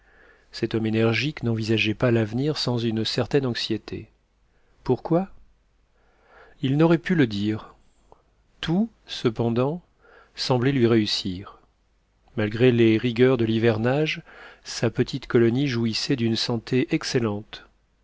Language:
French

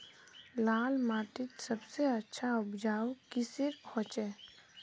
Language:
Magahi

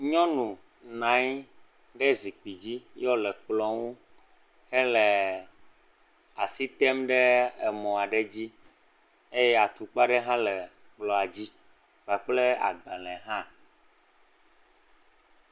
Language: Ewe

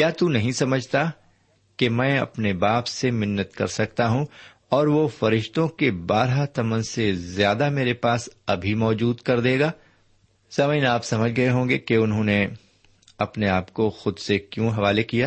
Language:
Urdu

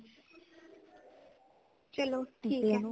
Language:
Punjabi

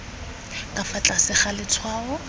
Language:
Tswana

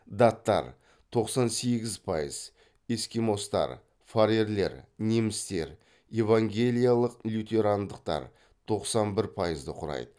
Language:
Kazakh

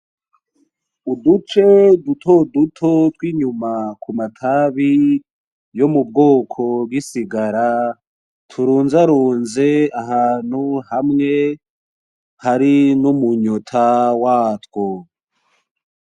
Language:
Rundi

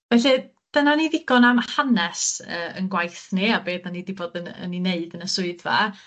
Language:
Welsh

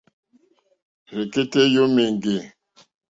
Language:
Mokpwe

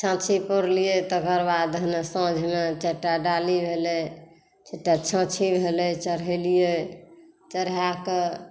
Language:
Maithili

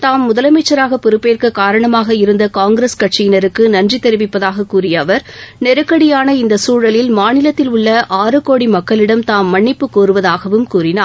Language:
Tamil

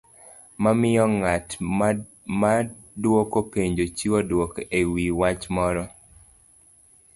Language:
Luo (Kenya and Tanzania)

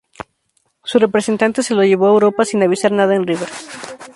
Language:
Spanish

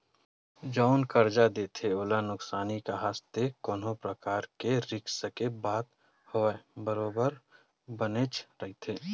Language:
Chhattisgarhi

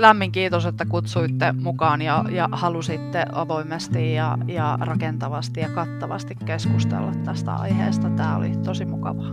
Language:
Finnish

